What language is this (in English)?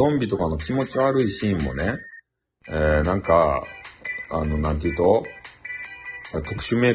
Japanese